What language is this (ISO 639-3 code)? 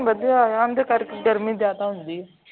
pan